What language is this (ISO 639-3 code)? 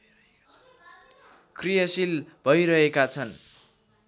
nep